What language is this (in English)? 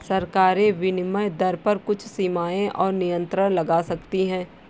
Hindi